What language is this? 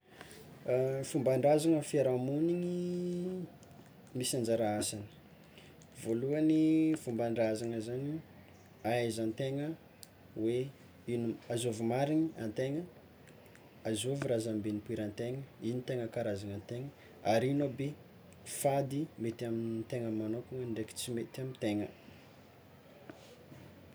Tsimihety Malagasy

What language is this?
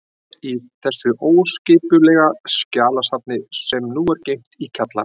Icelandic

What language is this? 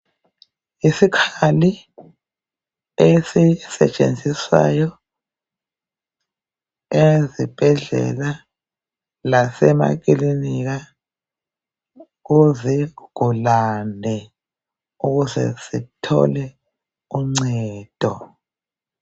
North Ndebele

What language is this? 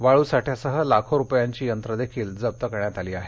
Marathi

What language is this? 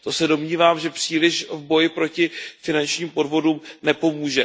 Czech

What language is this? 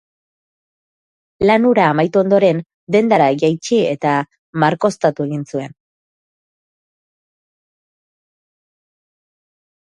Basque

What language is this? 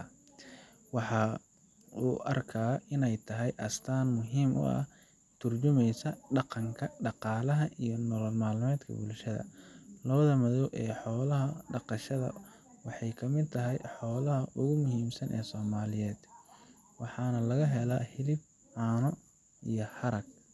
Somali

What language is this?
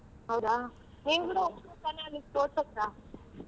Kannada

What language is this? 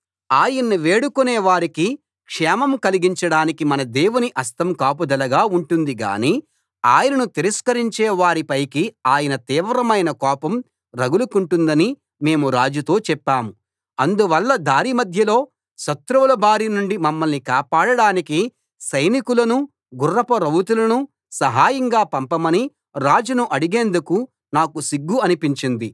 Telugu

